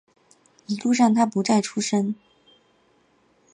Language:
Chinese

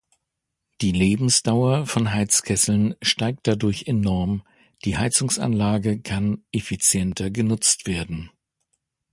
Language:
German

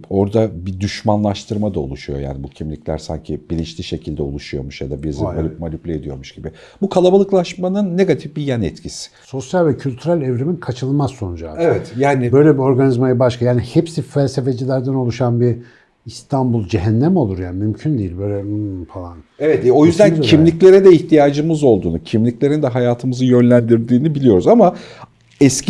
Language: Turkish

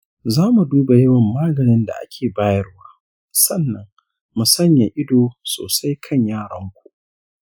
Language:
Hausa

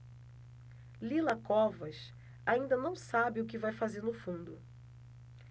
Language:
Portuguese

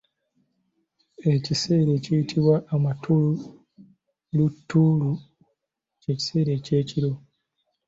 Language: Ganda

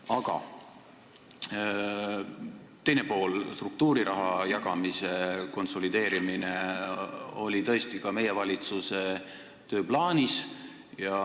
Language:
Estonian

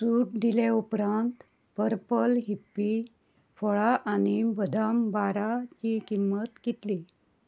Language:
Konkani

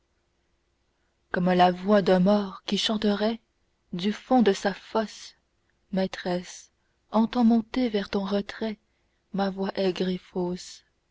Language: French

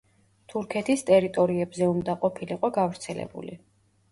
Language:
Georgian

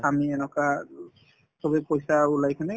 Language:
Assamese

